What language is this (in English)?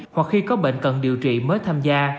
Vietnamese